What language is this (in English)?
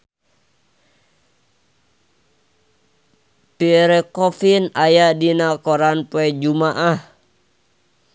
Sundanese